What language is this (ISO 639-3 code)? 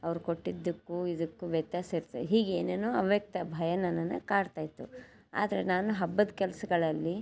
kan